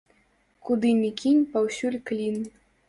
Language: Belarusian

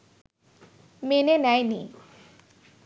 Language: Bangla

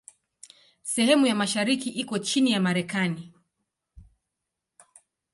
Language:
Swahili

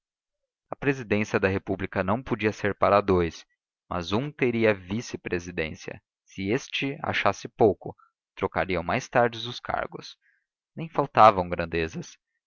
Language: Portuguese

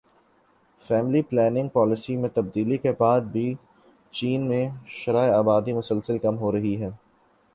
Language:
Urdu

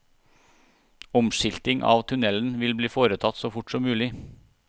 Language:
Norwegian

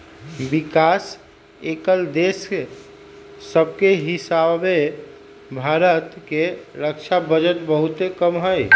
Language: Magahi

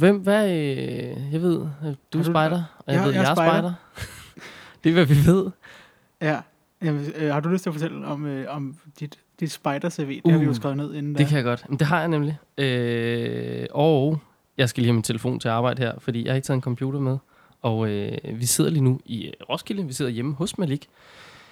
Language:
Danish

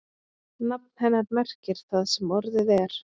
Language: Icelandic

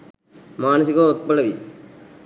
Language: Sinhala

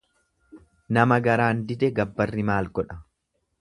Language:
Oromo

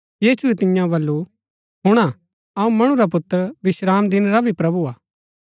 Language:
Gaddi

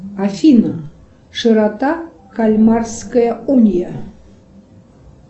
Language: Russian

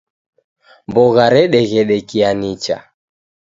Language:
Taita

